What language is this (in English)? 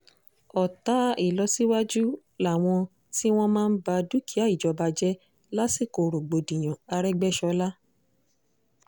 Yoruba